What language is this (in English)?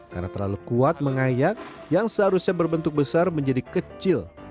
Indonesian